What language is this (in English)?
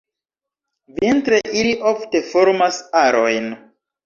Esperanto